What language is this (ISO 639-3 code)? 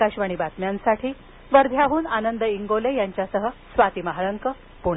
mar